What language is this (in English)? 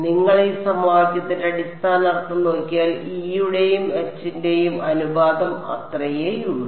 Malayalam